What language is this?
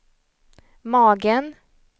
Swedish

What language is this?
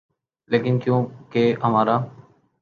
Urdu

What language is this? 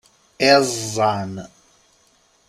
Kabyle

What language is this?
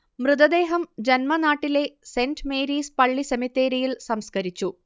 Malayalam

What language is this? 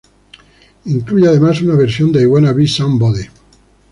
Spanish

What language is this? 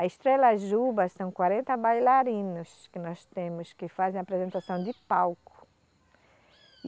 Portuguese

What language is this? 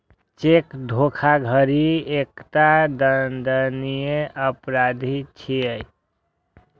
Maithili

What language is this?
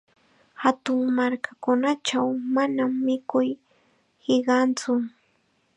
Chiquián Ancash Quechua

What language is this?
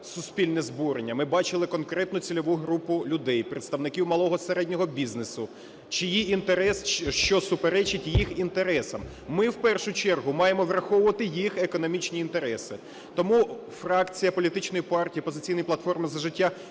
Ukrainian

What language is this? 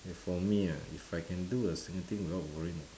English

